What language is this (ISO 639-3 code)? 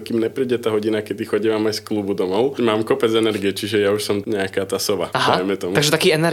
slk